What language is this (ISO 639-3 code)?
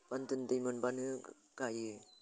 brx